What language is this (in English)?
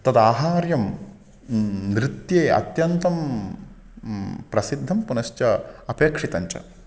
Sanskrit